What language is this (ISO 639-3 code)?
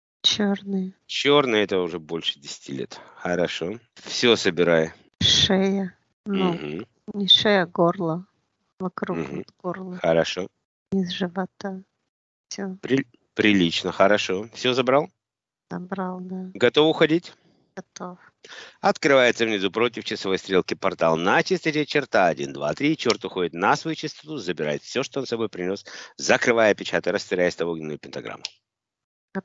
rus